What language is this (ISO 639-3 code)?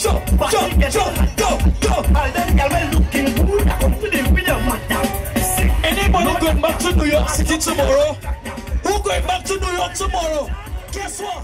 eng